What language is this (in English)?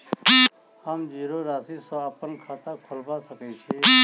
Maithili